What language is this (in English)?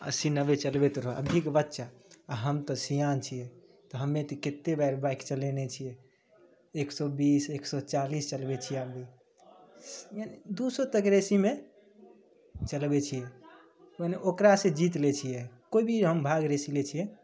Maithili